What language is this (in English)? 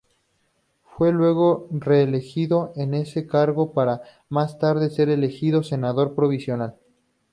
Spanish